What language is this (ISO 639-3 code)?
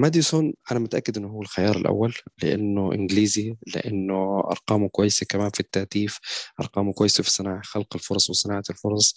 ara